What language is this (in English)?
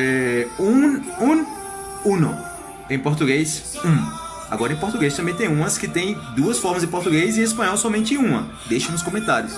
Portuguese